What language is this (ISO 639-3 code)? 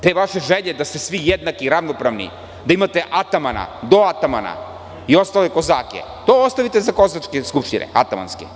srp